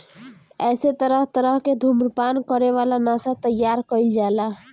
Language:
Bhojpuri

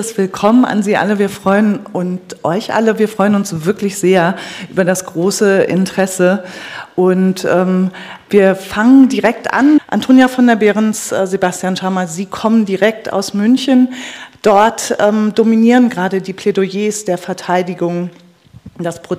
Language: German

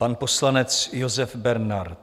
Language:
Czech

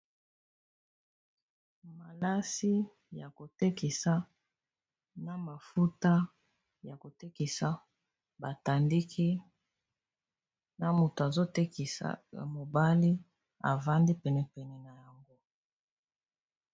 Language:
Lingala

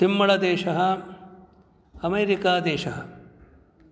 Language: Sanskrit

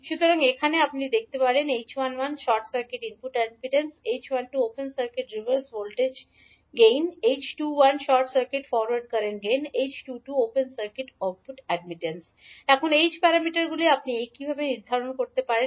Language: Bangla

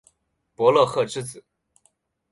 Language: Chinese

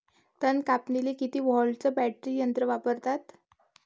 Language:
Marathi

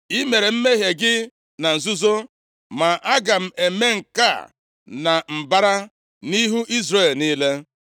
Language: Igbo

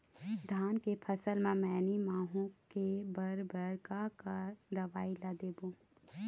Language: Chhattisgarhi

